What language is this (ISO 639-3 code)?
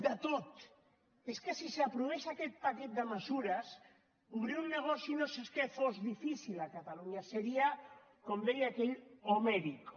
cat